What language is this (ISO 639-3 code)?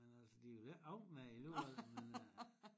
dan